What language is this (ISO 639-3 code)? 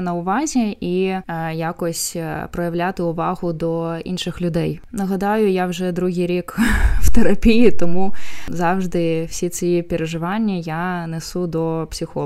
ukr